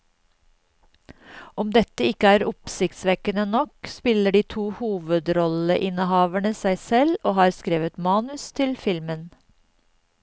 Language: Norwegian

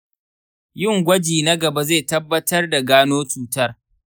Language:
Hausa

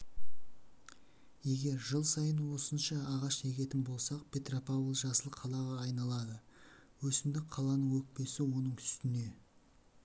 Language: Kazakh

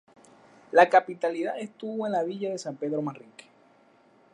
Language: Spanish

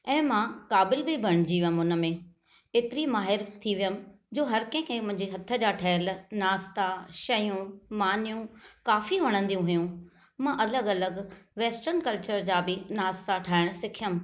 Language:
Sindhi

